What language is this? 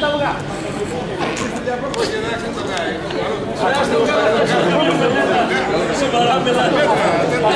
Greek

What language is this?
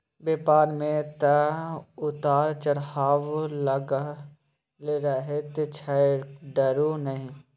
Maithili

